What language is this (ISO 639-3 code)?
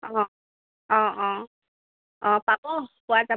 asm